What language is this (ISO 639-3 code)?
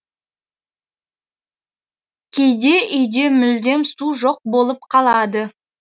kaz